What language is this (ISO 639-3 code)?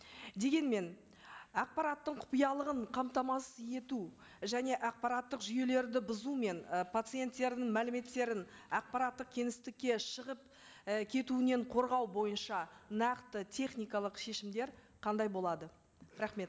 kaz